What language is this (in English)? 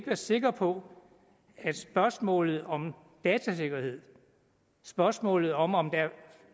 Danish